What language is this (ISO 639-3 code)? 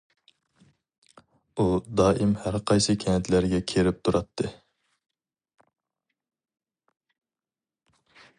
uig